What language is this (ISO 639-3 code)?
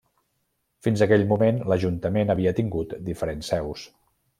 cat